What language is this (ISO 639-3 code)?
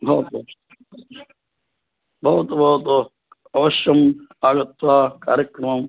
san